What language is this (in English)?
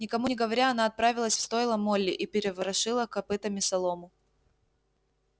Russian